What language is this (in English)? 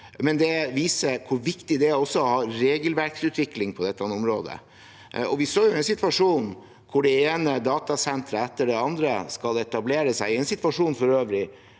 Norwegian